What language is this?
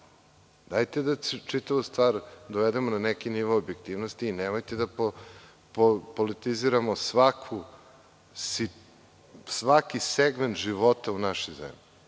Serbian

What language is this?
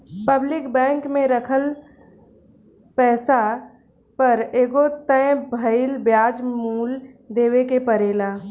Bhojpuri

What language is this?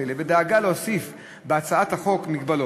Hebrew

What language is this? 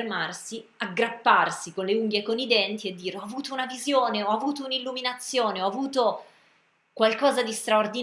Italian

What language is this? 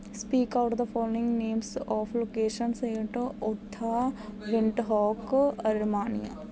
Punjabi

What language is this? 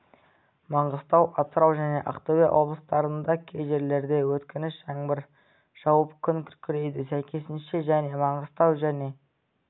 Kazakh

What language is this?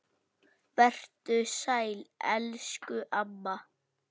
Icelandic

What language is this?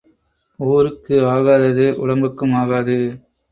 Tamil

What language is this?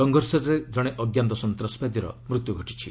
Odia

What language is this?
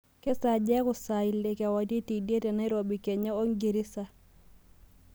Masai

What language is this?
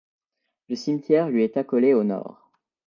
French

